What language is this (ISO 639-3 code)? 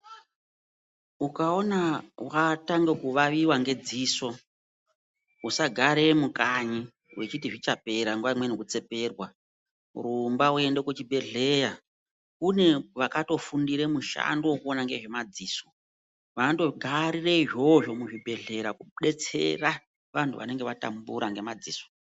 ndc